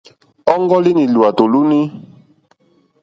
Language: Mokpwe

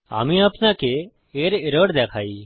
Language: Bangla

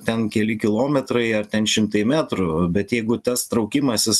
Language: Lithuanian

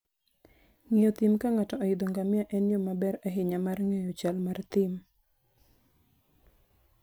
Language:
Luo (Kenya and Tanzania)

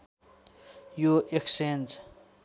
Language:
Nepali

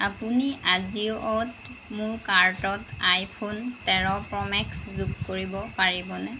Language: Assamese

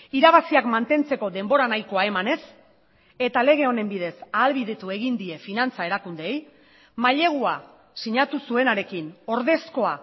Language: Basque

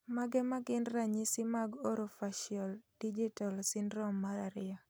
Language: Luo (Kenya and Tanzania)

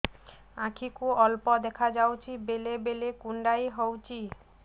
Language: Odia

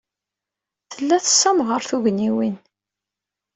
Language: Kabyle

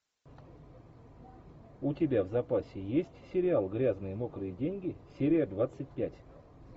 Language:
Russian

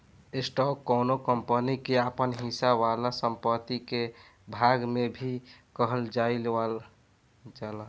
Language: Bhojpuri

